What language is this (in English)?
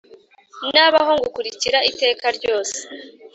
Kinyarwanda